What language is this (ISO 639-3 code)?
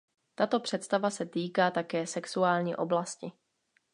ces